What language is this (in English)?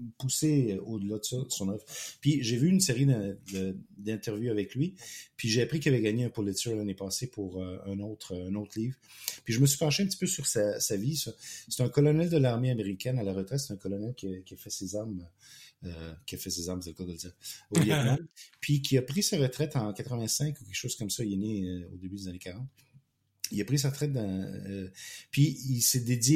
French